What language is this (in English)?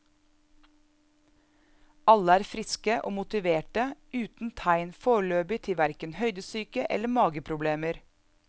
Norwegian